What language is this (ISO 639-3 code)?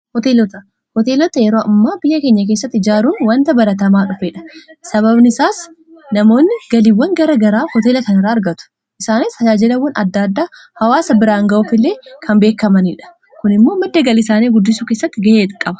orm